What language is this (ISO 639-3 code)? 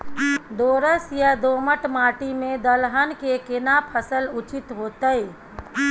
mai